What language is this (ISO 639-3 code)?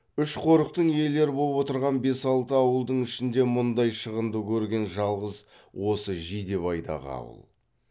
kaz